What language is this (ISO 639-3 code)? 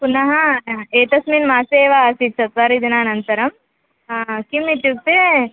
san